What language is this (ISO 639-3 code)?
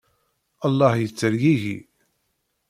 kab